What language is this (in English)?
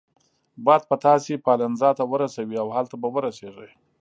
Pashto